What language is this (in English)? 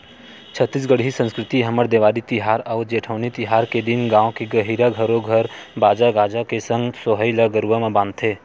Chhattisgarhi